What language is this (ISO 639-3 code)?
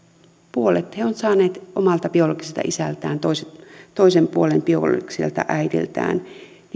fin